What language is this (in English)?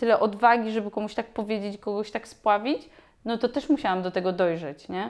Polish